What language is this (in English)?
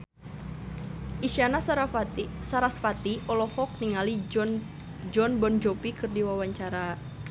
Sundanese